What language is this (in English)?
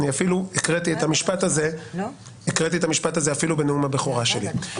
Hebrew